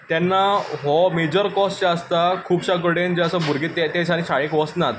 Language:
Konkani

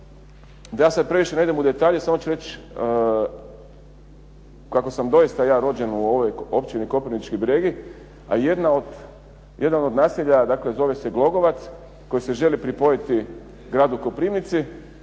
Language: Croatian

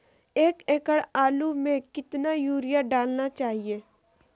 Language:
Magahi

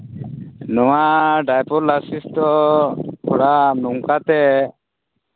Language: Santali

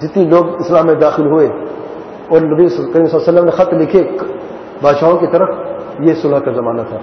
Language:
Arabic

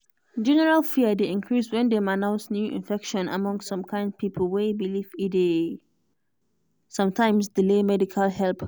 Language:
Nigerian Pidgin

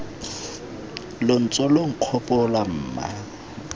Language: Tswana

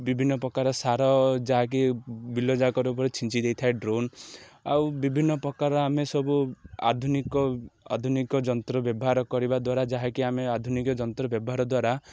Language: Odia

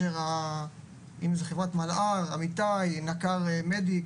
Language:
Hebrew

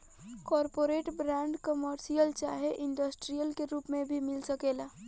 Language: Bhojpuri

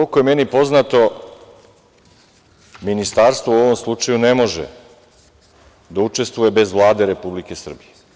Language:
Serbian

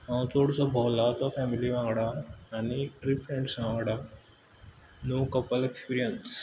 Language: Konkani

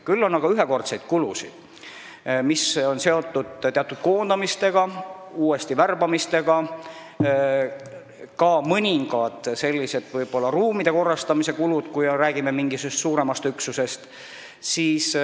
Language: Estonian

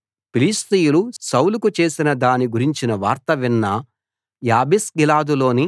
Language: Telugu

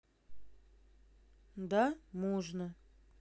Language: Russian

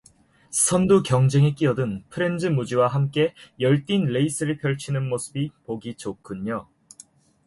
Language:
Korean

